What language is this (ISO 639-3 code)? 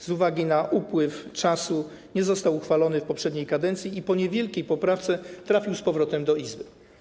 pol